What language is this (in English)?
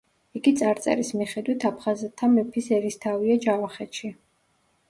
Georgian